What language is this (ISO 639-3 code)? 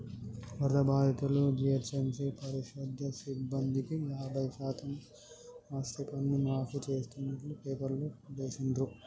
tel